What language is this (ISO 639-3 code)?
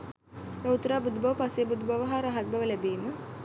sin